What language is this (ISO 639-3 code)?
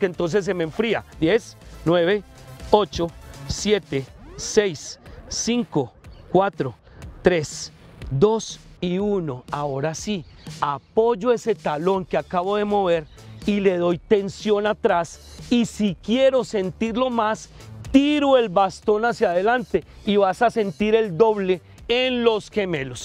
spa